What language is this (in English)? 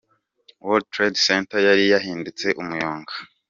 Kinyarwanda